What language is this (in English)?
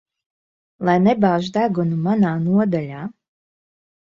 Latvian